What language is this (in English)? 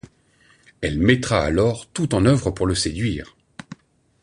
French